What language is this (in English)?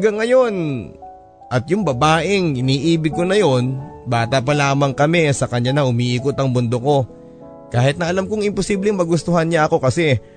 Filipino